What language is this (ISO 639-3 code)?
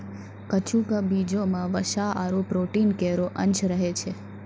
mai